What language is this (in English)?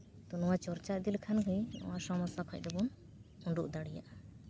Santali